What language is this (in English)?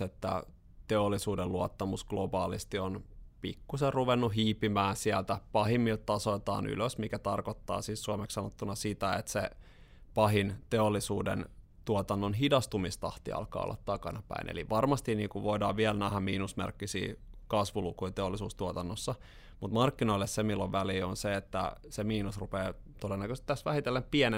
Finnish